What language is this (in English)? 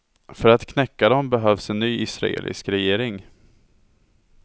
Swedish